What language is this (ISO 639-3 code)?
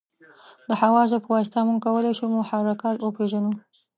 pus